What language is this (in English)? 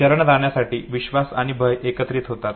Marathi